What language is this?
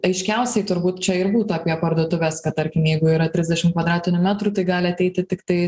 Lithuanian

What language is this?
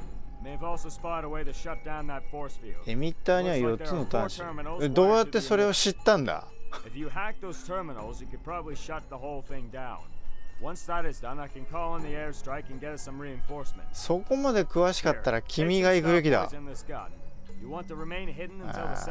Japanese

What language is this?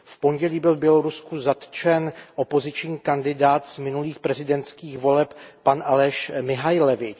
Czech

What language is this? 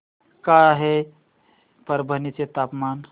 Marathi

